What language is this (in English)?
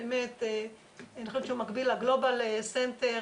Hebrew